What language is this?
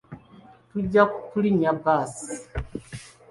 Ganda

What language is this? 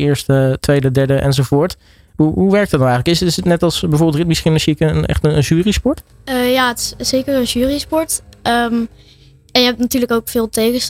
Dutch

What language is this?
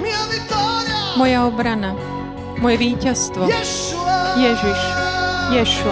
Slovak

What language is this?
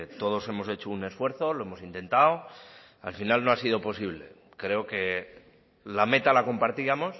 Spanish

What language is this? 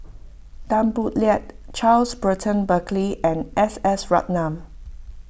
English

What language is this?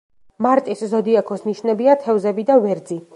Georgian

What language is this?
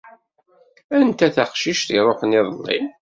Kabyle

